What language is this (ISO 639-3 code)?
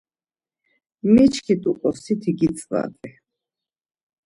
lzz